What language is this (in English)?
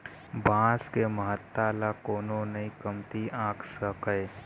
Chhattisgarhi